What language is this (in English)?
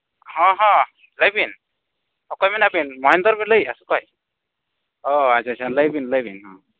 Santali